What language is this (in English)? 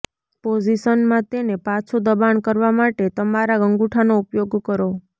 Gujarati